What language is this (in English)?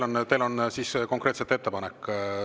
Estonian